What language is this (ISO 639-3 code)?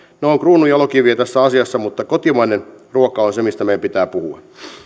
fin